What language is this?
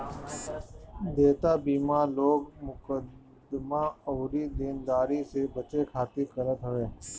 Bhojpuri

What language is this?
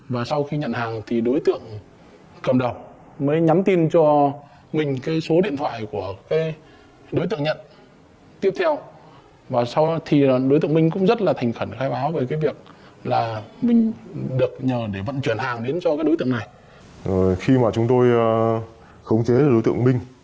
Vietnamese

